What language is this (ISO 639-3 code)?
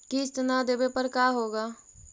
mag